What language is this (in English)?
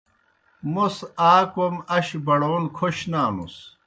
Kohistani Shina